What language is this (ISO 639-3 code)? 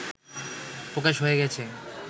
ben